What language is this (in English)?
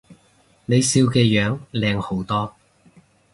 Cantonese